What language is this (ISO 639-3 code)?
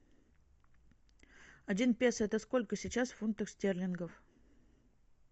rus